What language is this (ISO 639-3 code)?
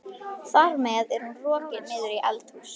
isl